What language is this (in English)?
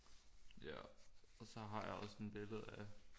Danish